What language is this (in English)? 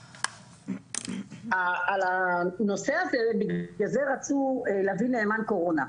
Hebrew